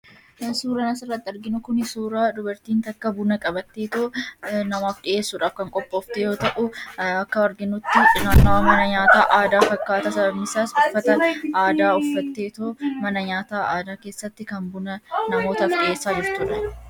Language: Oromo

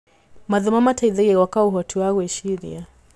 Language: Kikuyu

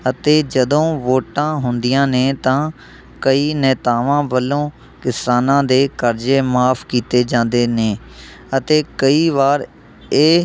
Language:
Punjabi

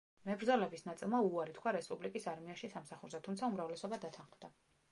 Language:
Georgian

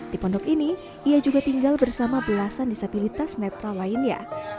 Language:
Indonesian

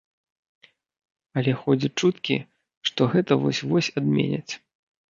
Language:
Belarusian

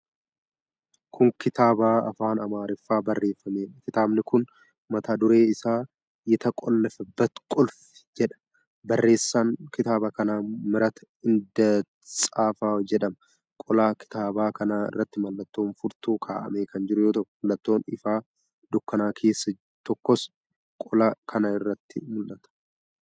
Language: Oromo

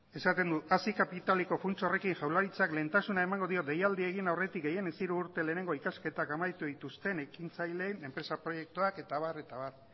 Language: Basque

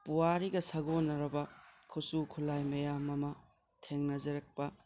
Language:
Manipuri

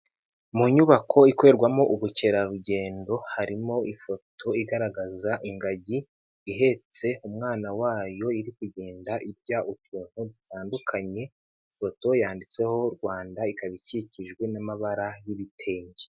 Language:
Kinyarwanda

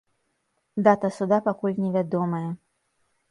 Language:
Belarusian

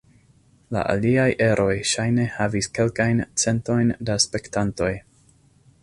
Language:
Esperanto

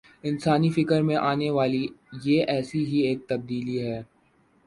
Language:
Urdu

